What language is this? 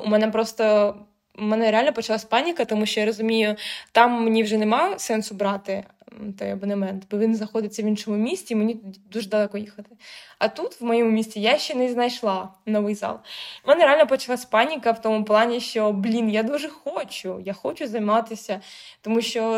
Ukrainian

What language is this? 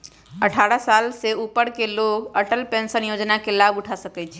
Magahi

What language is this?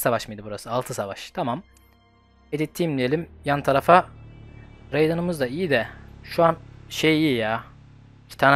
Turkish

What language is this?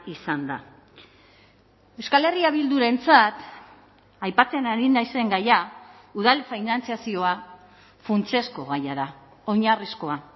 Basque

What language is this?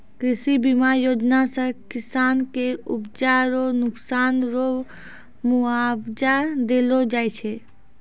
Maithili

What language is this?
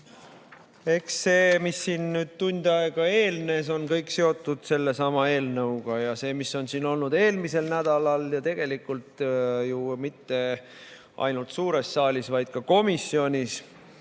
Estonian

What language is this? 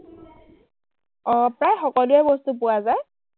Assamese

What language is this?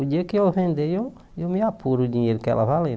Portuguese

